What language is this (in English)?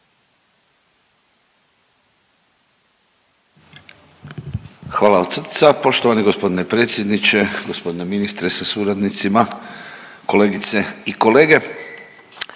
Croatian